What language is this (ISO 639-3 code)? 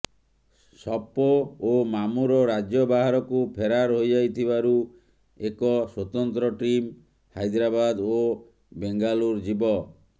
ori